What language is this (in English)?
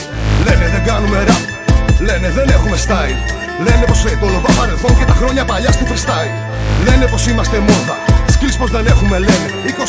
Greek